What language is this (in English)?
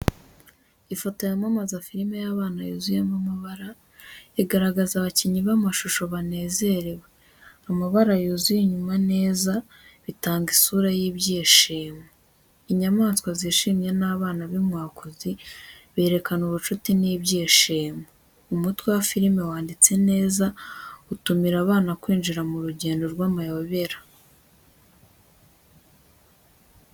Kinyarwanda